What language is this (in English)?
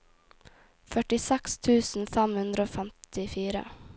Norwegian